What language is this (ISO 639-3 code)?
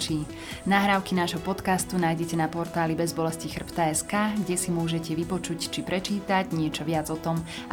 slk